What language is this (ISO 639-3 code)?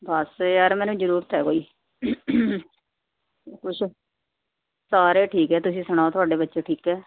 pan